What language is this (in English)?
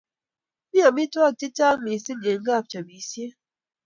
Kalenjin